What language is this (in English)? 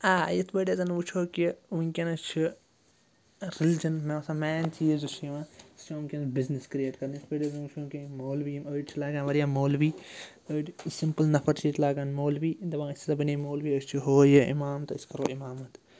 Kashmiri